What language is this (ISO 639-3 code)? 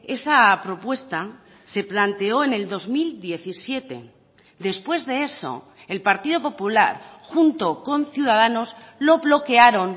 spa